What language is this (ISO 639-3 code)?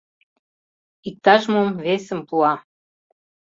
chm